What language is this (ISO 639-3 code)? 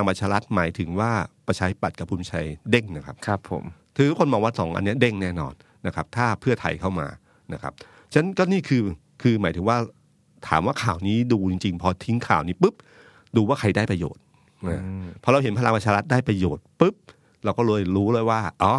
tha